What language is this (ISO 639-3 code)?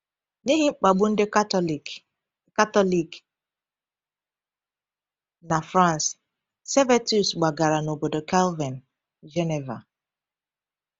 ibo